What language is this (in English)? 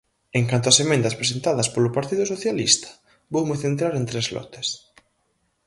Galician